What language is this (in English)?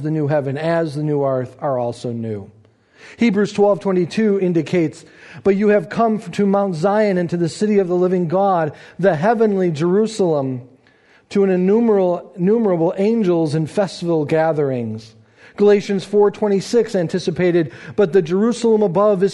English